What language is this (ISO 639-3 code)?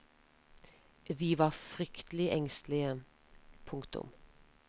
nor